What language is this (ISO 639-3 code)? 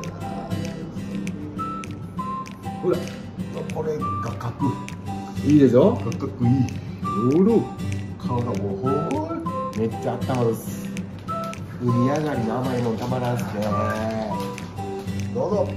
jpn